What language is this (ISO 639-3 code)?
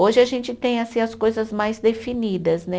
por